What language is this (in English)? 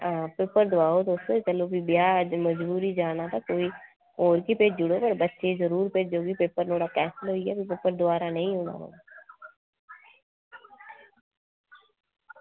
Dogri